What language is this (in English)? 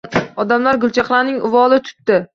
Uzbek